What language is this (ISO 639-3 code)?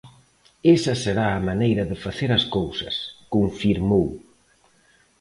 glg